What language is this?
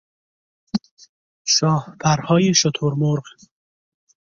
Persian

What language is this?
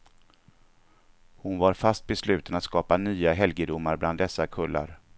Swedish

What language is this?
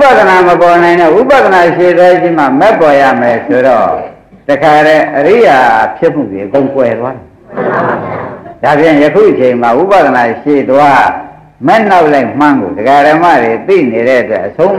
Vietnamese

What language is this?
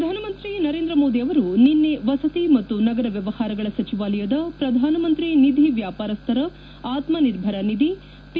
Kannada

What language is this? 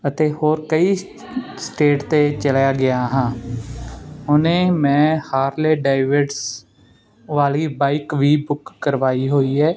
Punjabi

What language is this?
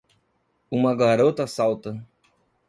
Portuguese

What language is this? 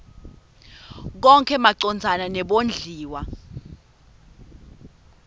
Swati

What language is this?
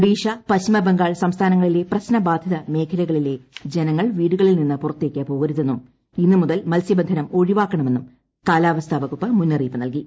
Malayalam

